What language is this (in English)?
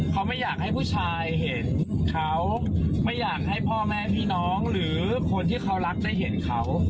Thai